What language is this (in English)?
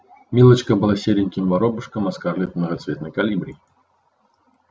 Russian